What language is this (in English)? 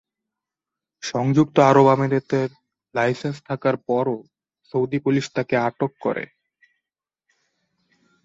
Bangla